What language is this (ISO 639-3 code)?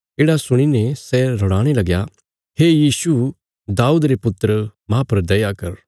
kfs